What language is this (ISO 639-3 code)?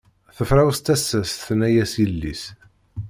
kab